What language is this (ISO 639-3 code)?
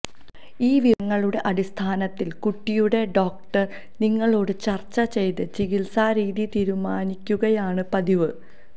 mal